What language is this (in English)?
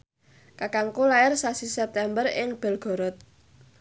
Javanese